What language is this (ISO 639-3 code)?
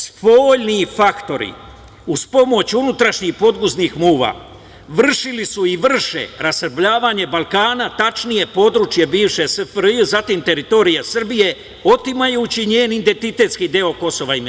srp